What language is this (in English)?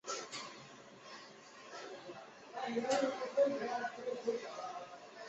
Chinese